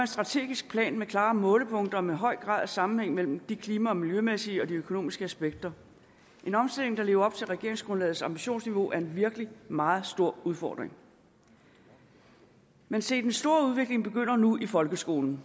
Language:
Danish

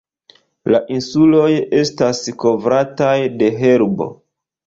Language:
Esperanto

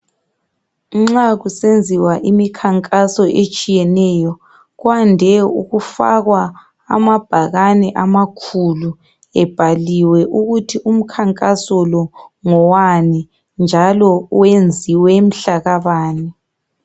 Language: North Ndebele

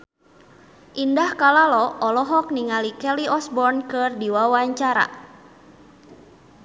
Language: Sundanese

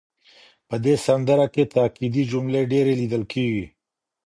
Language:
Pashto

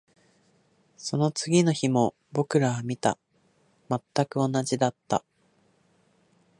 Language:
Japanese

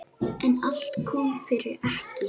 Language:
Icelandic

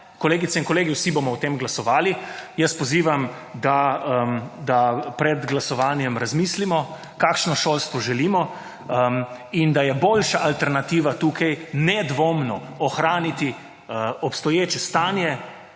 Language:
Slovenian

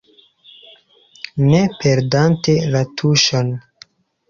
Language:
Esperanto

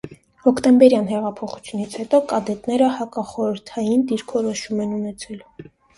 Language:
Armenian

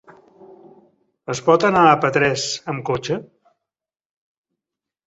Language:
Catalan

